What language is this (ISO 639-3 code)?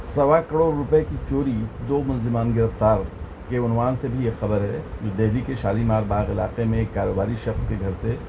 urd